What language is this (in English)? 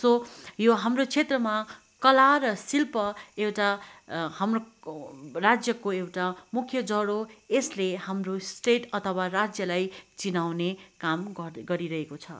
Nepali